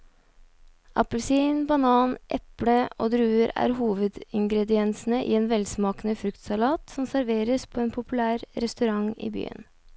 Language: Norwegian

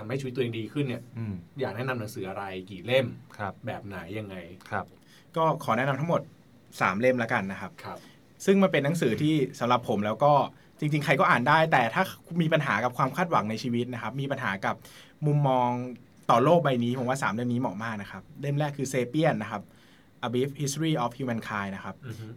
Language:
Thai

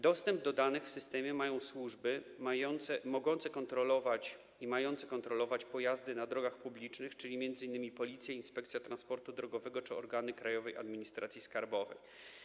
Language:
Polish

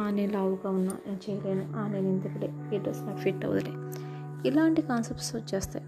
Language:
Telugu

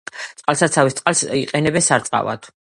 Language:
Georgian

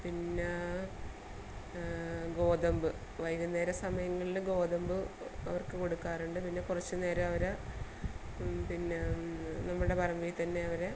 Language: Malayalam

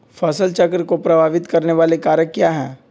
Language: Magahi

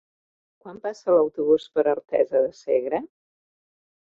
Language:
Catalan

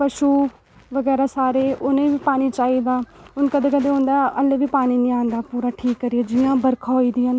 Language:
Dogri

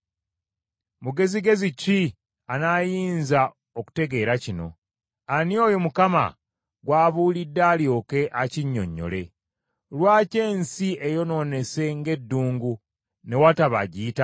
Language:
Ganda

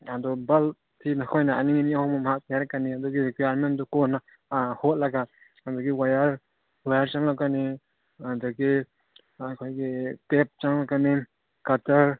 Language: Manipuri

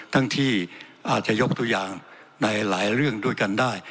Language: Thai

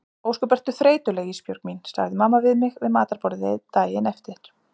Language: Icelandic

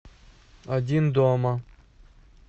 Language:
Russian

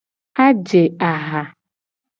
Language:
Gen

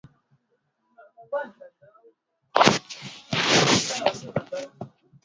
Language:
Swahili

